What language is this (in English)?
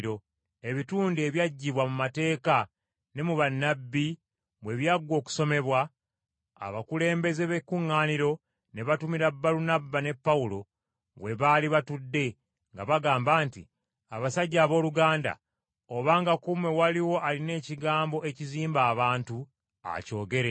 Ganda